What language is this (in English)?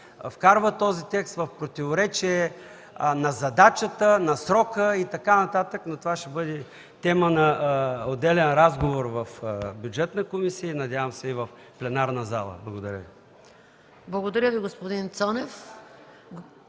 Bulgarian